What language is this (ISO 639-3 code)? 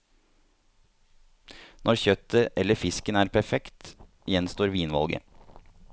nor